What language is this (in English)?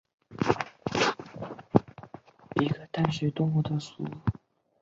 Chinese